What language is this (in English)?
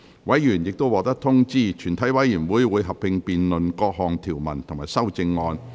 Cantonese